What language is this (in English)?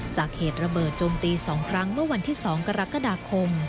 Thai